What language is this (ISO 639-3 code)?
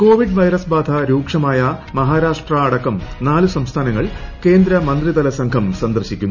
mal